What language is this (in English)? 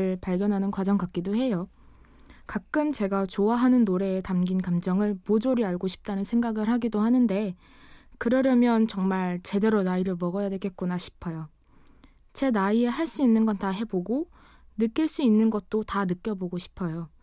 Korean